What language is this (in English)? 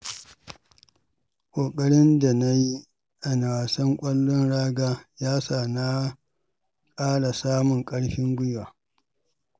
Hausa